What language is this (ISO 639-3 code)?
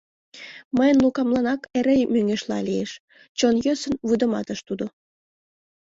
chm